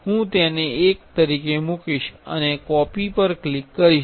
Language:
Gujarati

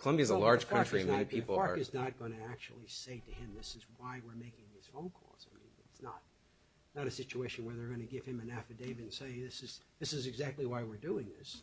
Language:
English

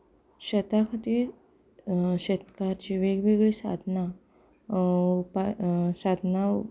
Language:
Konkani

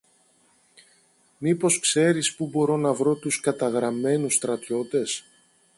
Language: Greek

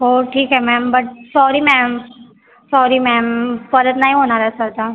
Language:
Marathi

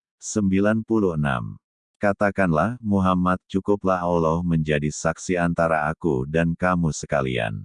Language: Indonesian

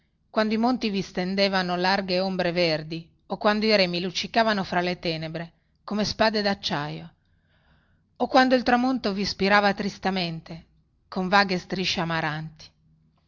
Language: Italian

